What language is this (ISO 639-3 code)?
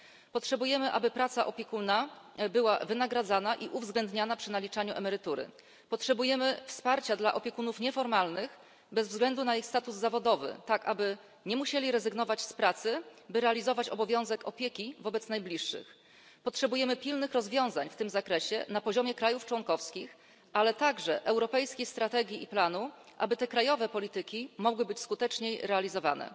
pol